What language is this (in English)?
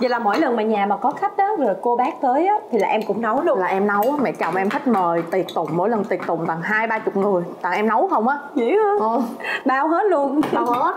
Vietnamese